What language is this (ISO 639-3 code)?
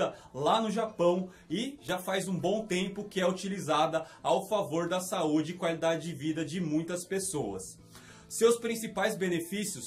por